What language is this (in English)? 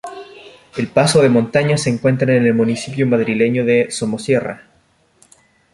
Spanish